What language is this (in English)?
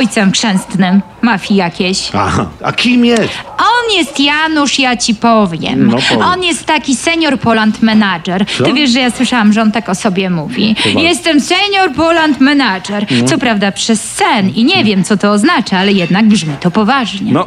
Polish